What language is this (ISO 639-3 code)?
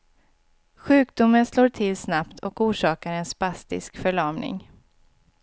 swe